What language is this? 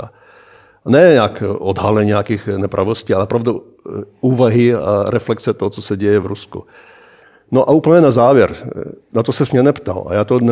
Czech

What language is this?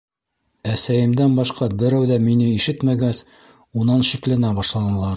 Bashkir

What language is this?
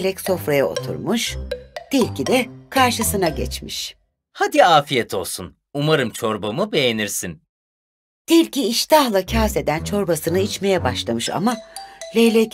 Turkish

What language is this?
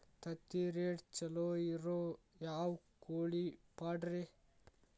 Kannada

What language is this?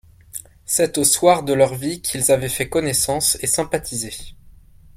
French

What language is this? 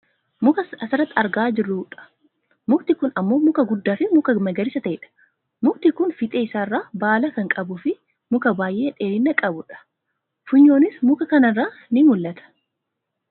Oromo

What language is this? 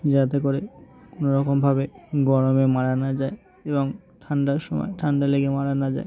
Bangla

